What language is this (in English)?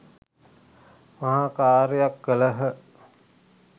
Sinhala